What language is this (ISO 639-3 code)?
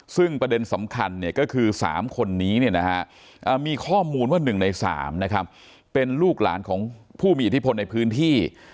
tha